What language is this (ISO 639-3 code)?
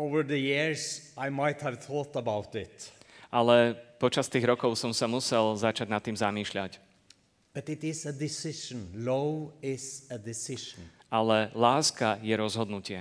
slk